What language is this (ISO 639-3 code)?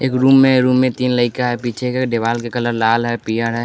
hin